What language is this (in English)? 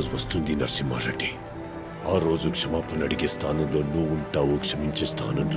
Telugu